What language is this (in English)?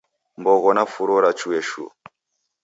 Taita